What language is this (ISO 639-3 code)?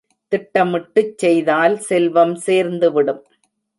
tam